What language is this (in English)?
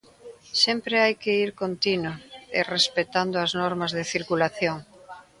Galician